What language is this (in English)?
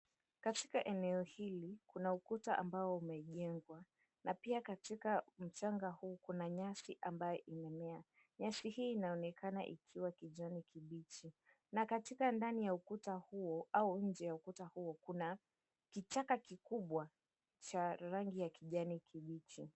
Swahili